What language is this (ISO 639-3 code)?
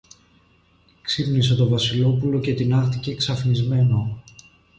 ell